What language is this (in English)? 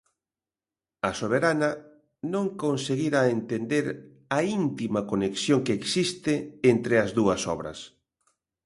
Galician